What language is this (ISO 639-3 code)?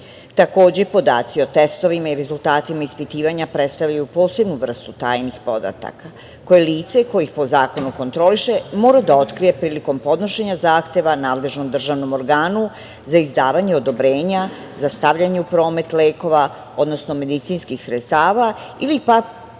srp